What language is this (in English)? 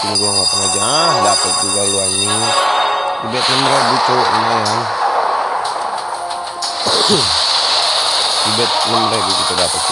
Italian